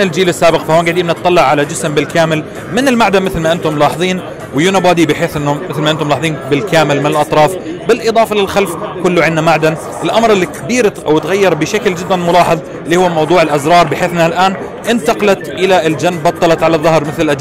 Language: Arabic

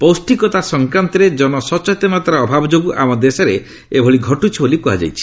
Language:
Odia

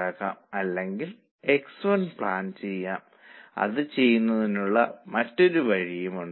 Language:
Malayalam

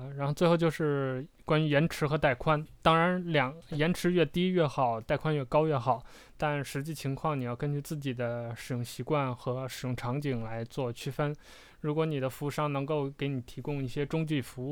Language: Chinese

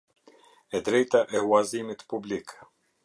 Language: Albanian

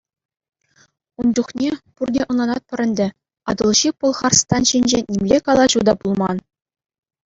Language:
Chuvash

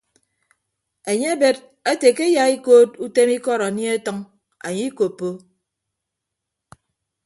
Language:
Ibibio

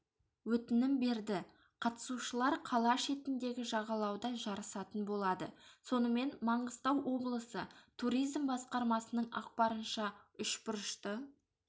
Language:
Kazakh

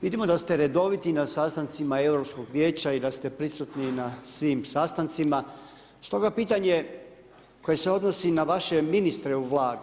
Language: Croatian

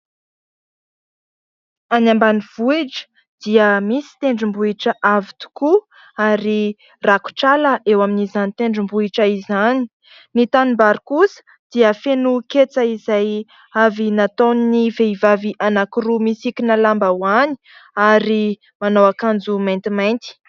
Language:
Malagasy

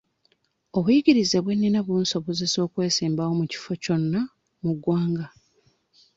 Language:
Ganda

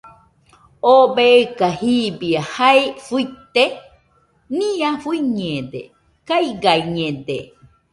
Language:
Nüpode Huitoto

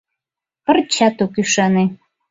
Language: Mari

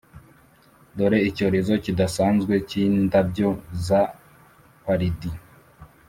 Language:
Kinyarwanda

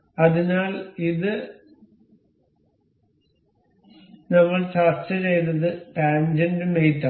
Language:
Malayalam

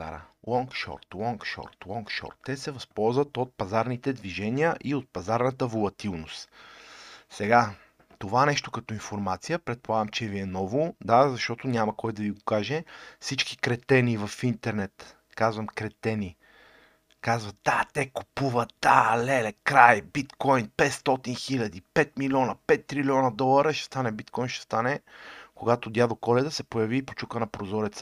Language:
Bulgarian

